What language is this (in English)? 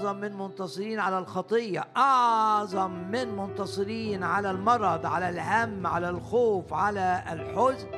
Arabic